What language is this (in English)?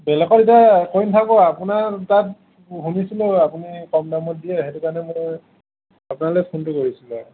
Assamese